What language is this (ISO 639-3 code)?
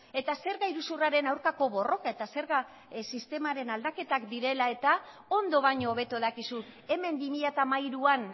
eus